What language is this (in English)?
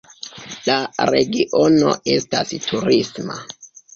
Esperanto